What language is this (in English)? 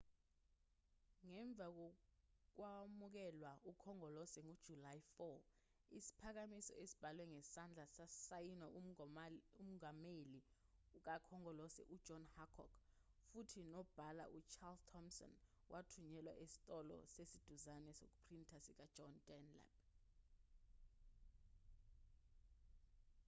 Zulu